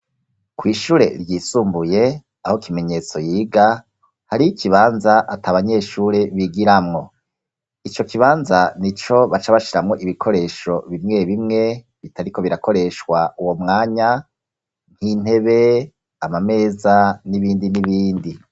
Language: Rundi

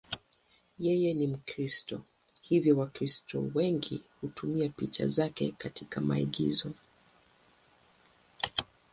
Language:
Swahili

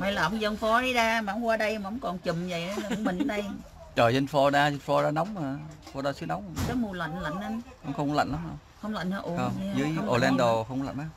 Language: Vietnamese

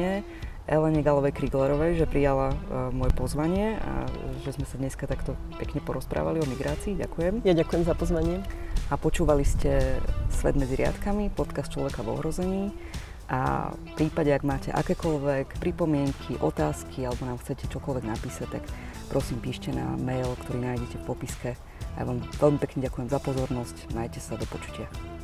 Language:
Slovak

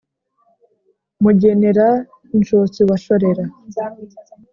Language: Kinyarwanda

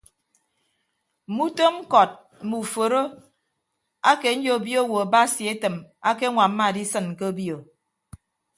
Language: Ibibio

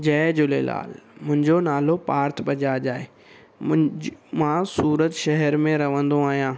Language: Sindhi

